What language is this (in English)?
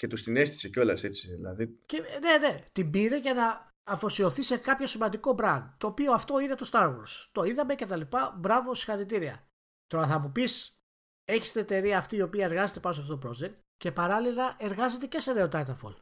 Greek